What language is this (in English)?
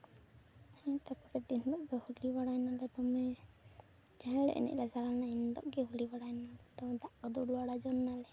Santali